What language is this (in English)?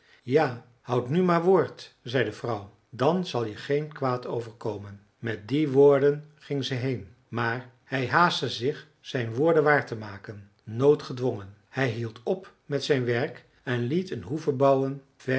Dutch